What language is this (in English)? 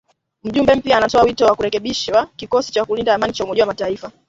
Swahili